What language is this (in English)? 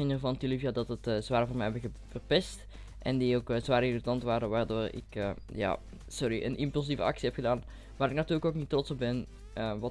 Dutch